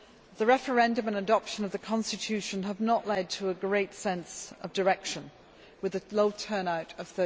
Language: English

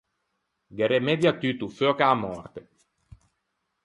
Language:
Ligurian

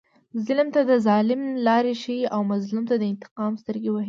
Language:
Pashto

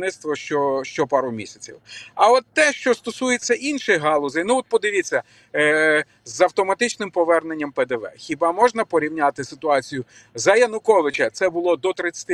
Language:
Ukrainian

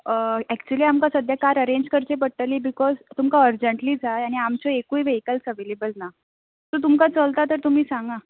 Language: Konkani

